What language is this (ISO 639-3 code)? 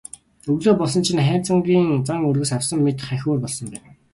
mon